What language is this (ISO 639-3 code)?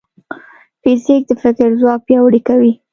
pus